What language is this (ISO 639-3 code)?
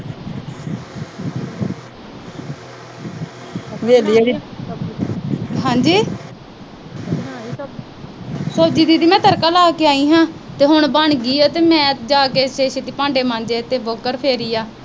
pan